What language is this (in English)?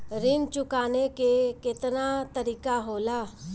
Bhojpuri